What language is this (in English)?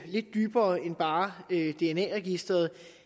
Danish